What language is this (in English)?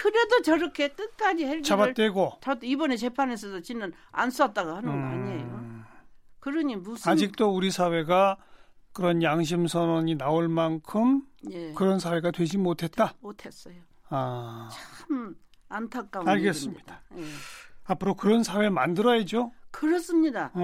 Korean